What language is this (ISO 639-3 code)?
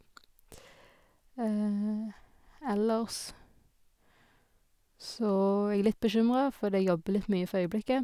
nor